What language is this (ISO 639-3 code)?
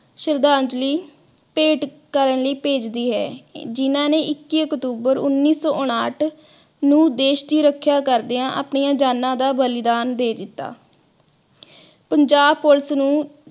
pan